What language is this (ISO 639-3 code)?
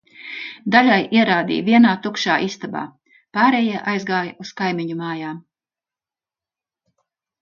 lav